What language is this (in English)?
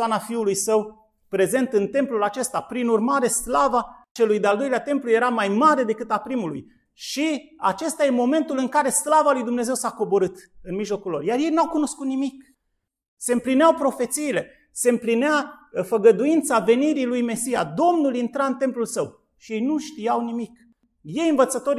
Romanian